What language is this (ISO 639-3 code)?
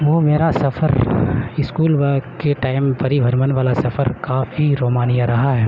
urd